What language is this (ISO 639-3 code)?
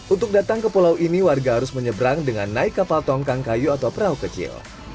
ind